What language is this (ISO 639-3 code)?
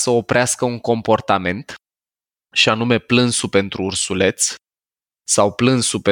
ron